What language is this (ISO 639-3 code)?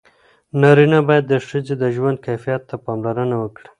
pus